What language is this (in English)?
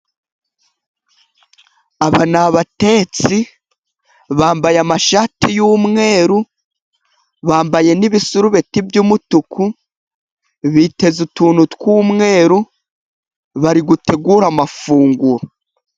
Kinyarwanda